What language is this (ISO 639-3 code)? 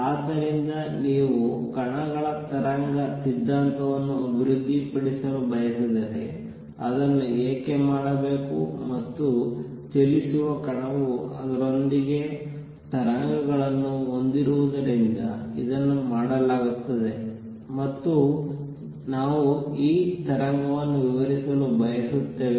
kan